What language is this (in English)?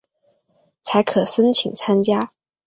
Chinese